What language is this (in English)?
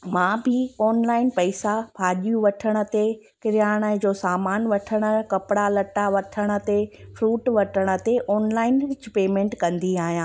Sindhi